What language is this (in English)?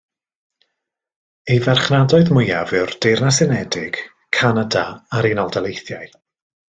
Welsh